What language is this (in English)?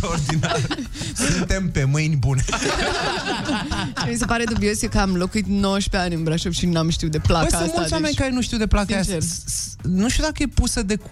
Romanian